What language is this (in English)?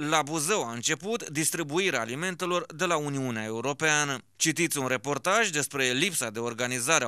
Romanian